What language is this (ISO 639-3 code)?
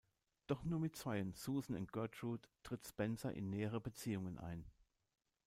deu